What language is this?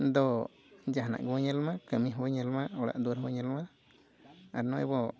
Santali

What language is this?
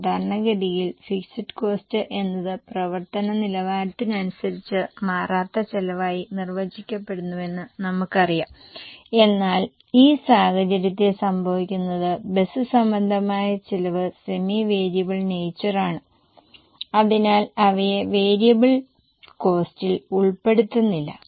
Malayalam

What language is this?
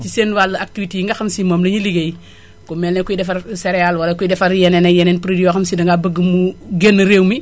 Wolof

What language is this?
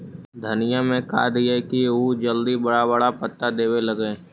Magahi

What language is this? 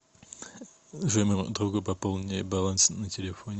Russian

